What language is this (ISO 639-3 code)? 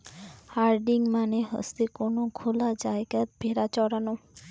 ben